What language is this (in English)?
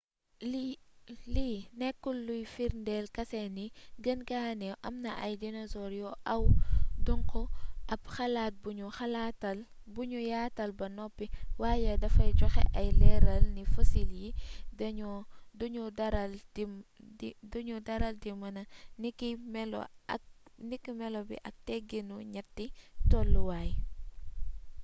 Wolof